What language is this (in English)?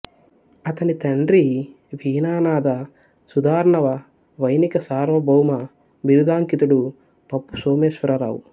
Telugu